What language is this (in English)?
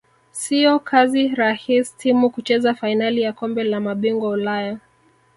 Swahili